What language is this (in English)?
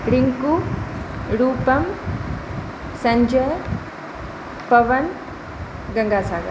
Maithili